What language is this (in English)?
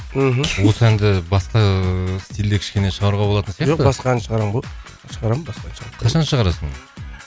Kazakh